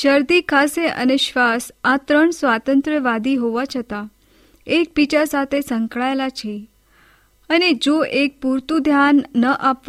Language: Hindi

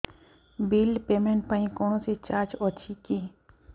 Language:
Odia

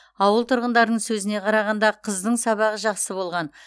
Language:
Kazakh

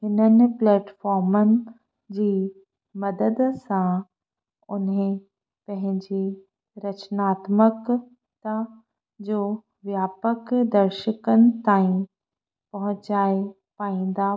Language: Sindhi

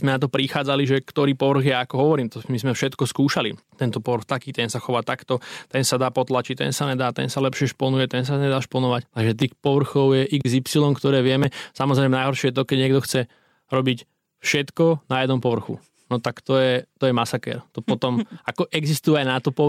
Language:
Slovak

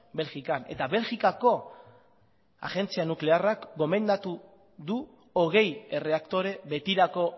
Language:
Basque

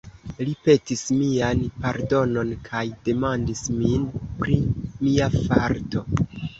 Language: Esperanto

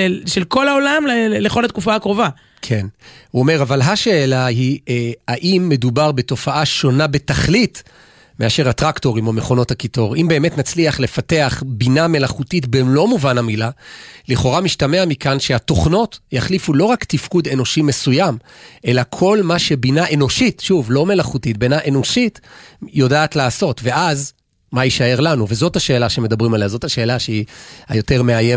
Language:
Hebrew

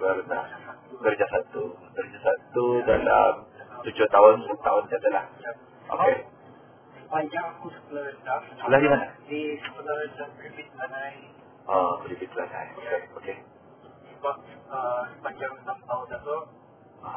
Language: Malay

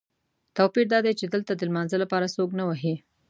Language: Pashto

